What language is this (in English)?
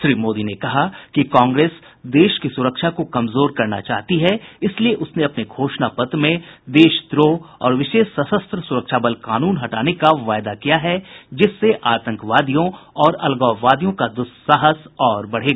Hindi